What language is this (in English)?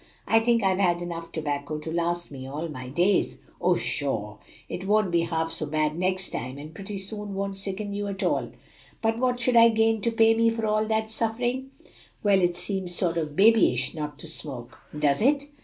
English